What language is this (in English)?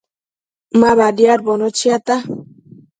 Matsés